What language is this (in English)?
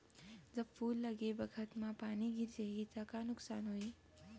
Chhattisgarhi